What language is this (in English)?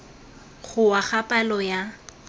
Tswana